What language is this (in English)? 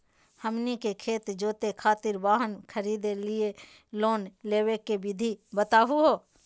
Magahi